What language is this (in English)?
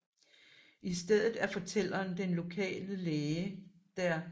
Danish